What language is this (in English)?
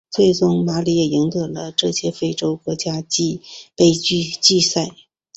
Chinese